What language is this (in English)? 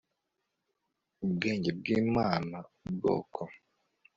Kinyarwanda